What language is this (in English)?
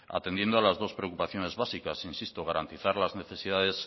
Spanish